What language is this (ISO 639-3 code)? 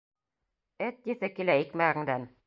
bak